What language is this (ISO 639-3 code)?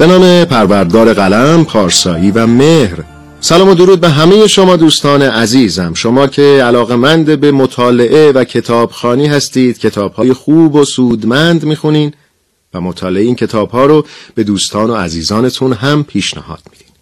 fas